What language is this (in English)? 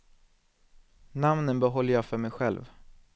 Swedish